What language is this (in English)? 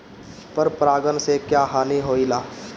Bhojpuri